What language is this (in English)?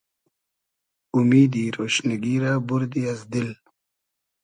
Hazaragi